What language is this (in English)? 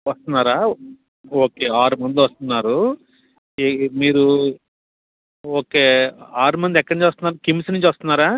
Telugu